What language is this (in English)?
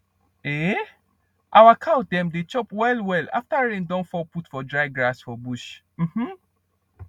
Nigerian Pidgin